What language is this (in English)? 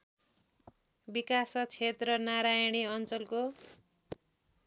Nepali